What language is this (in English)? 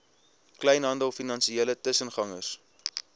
Afrikaans